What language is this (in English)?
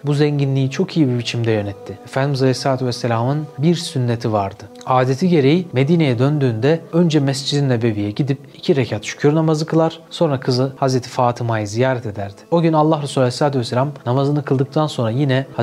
Turkish